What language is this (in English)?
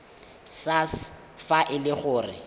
Tswana